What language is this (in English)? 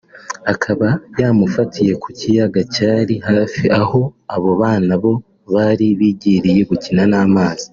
Kinyarwanda